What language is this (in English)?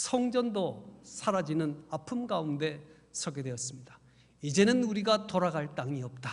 Korean